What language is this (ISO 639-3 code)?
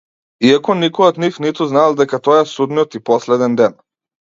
mkd